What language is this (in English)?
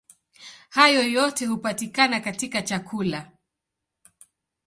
Swahili